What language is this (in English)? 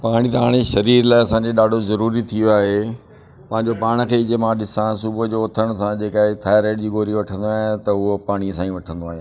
Sindhi